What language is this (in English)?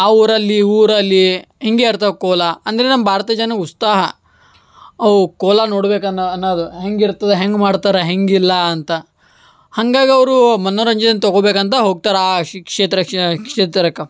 Kannada